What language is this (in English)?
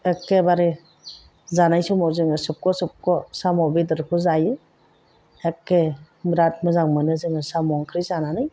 Bodo